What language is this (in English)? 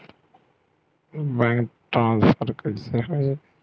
Chhattisgarhi